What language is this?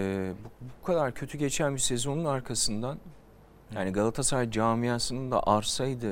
Turkish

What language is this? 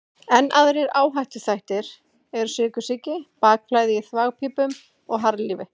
Icelandic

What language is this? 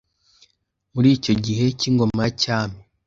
Kinyarwanda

